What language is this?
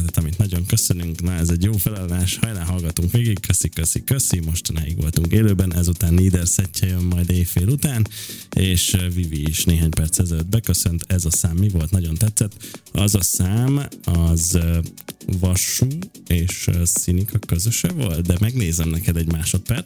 Hungarian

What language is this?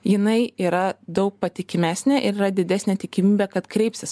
Lithuanian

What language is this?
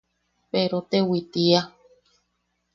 Yaqui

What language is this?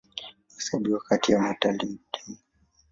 Swahili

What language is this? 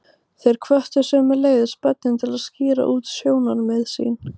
Icelandic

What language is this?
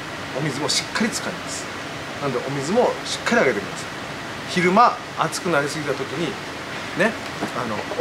Japanese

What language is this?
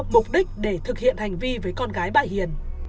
Vietnamese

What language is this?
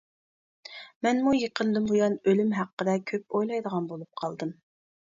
Uyghur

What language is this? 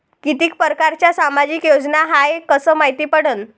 Marathi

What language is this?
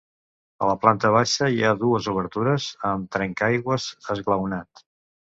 Catalan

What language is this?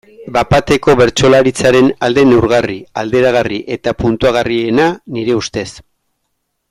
Basque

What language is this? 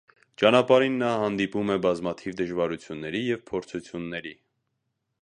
Armenian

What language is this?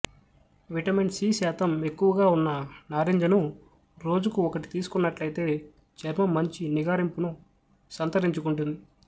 Telugu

